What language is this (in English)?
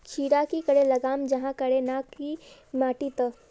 Magahi